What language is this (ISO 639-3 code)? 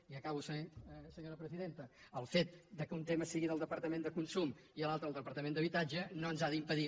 cat